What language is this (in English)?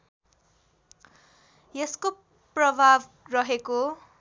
Nepali